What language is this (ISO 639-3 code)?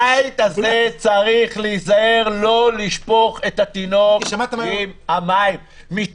heb